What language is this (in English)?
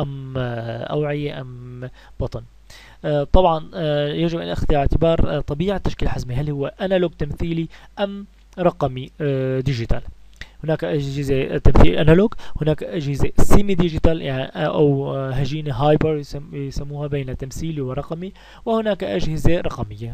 Arabic